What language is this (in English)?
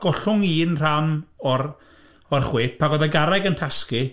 Welsh